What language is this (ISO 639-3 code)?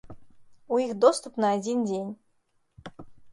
bel